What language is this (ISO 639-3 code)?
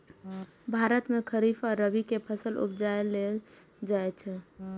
mai